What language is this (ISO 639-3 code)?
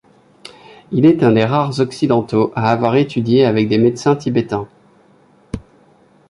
fra